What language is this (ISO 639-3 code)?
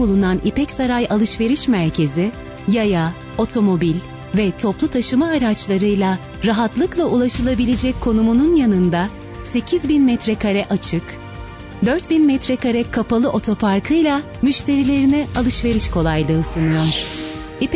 tur